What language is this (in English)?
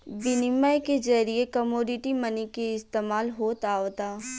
Bhojpuri